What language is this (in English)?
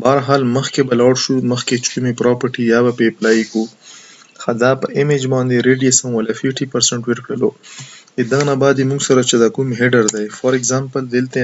Romanian